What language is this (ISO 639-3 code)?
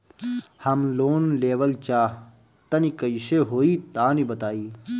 bho